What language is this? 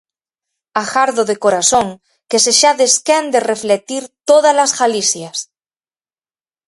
Galician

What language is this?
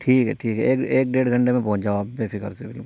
Urdu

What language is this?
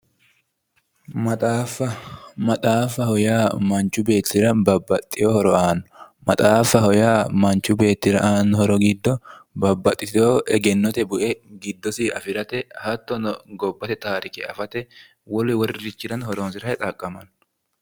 Sidamo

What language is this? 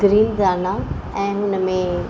Sindhi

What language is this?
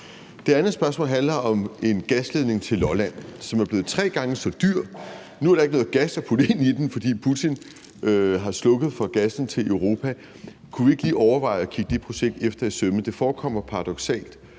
Danish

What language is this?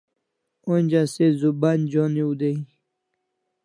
Kalasha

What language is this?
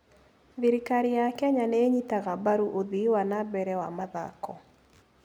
Kikuyu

